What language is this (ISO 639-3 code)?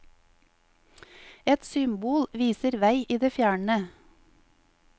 nor